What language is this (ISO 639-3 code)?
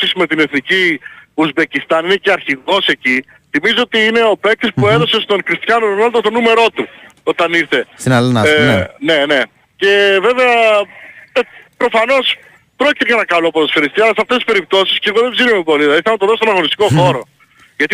ell